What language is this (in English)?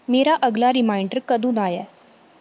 Dogri